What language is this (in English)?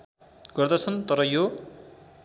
Nepali